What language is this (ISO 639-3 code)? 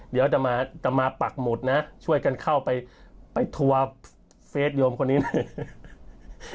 tha